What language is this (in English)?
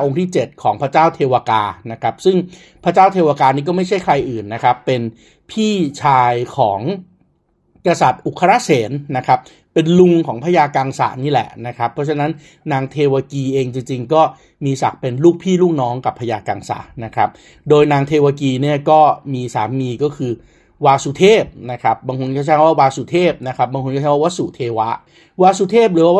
Thai